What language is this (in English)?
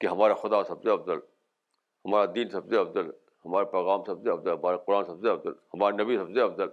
Urdu